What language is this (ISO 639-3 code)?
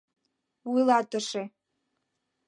chm